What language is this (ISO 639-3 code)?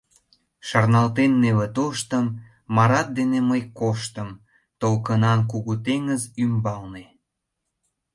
chm